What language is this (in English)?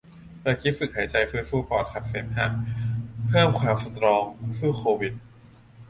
Thai